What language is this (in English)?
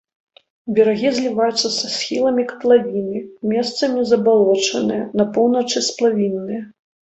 Belarusian